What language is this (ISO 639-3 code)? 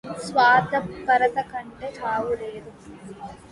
tel